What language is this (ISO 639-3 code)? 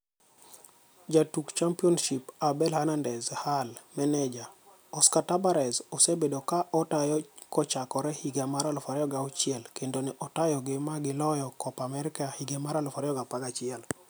luo